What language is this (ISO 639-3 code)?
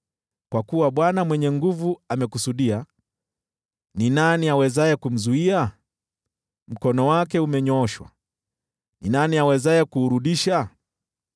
swa